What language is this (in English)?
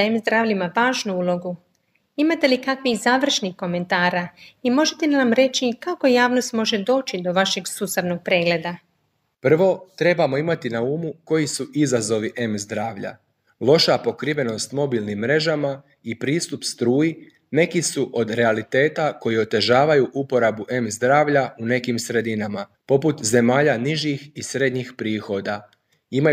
Croatian